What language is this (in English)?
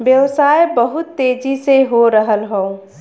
Bhojpuri